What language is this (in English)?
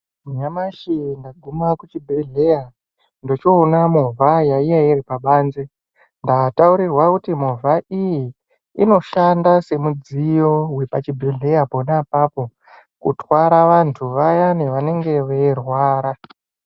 Ndau